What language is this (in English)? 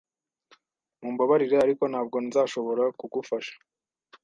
Kinyarwanda